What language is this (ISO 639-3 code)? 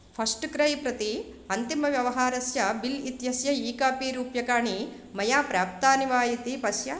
san